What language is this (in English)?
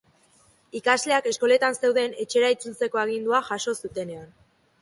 Basque